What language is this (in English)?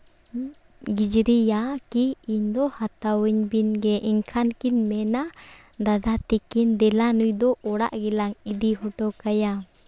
Santali